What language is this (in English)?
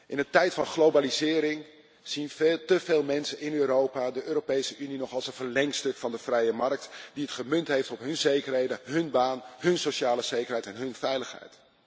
Dutch